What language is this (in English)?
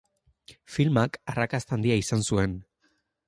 Basque